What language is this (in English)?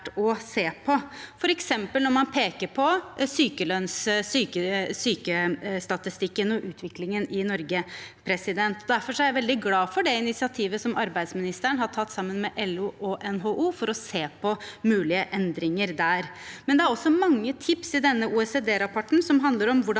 Norwegian